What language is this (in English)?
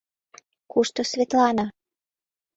Mari